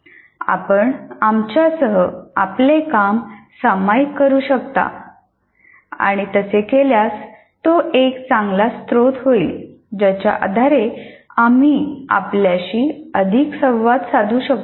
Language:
Marathi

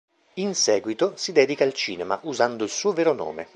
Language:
Italian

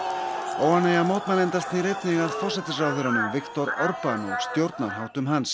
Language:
Icelandic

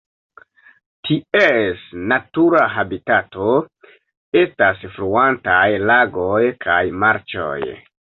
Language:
Esperanto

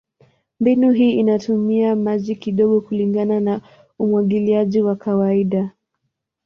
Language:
Swahili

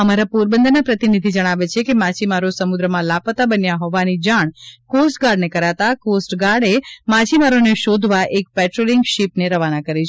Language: Gujarati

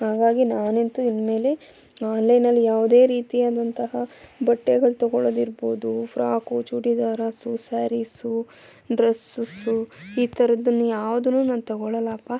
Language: Kannada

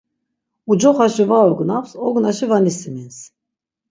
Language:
Laz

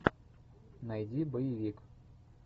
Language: Russian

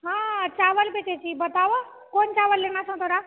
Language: Maithili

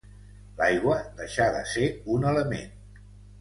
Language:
Catalan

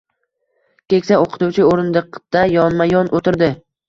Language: Uzbek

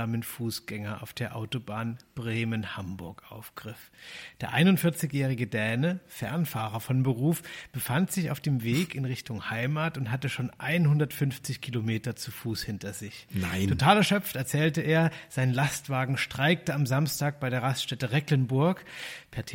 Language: German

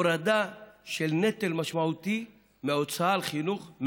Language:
Hebrew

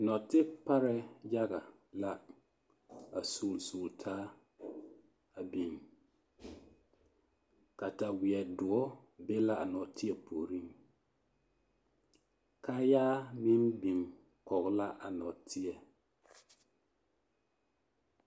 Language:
Southern Dagaare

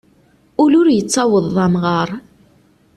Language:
Kabyle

